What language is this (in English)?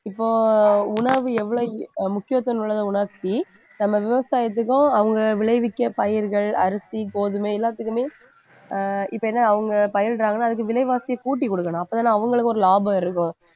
Tamil